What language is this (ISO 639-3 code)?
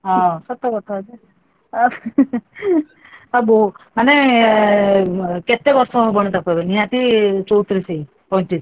ori